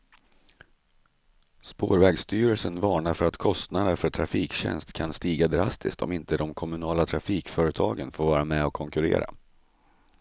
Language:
Swedish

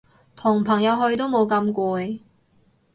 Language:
Cantonese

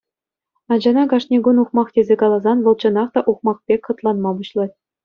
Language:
Chuvash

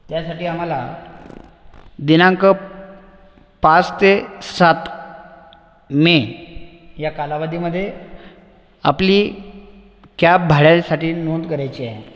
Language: Marathi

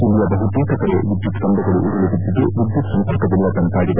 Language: Kannada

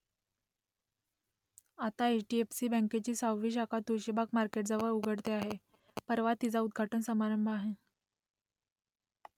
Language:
Marathi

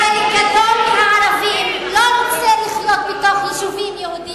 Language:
Hebrew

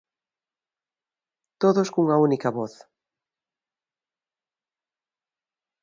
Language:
Galician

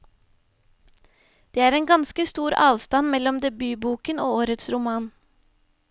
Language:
Norwegian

